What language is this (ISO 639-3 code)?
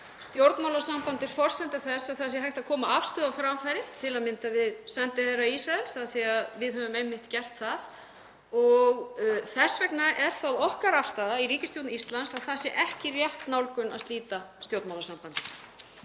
isl